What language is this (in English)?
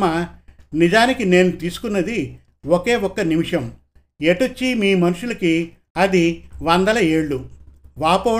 Telugu